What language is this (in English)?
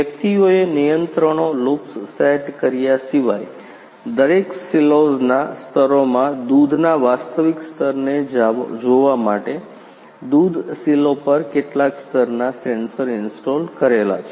Gujarati